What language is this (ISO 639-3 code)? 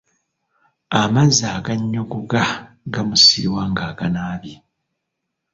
lug